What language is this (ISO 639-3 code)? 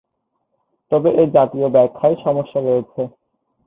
ben